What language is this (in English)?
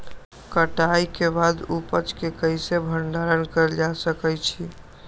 Magahi